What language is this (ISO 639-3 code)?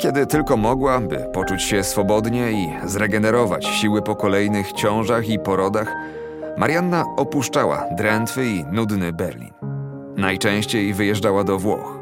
pol